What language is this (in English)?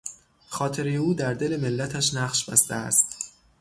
Persian